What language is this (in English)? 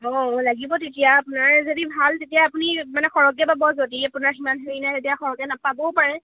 Assamese